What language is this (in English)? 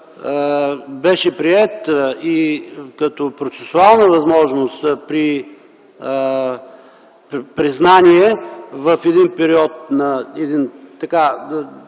Bulgarian